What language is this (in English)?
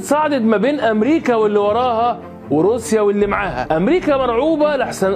Arabic